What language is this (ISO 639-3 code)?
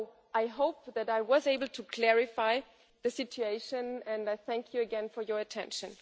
eng